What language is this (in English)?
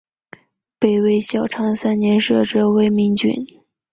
Chinese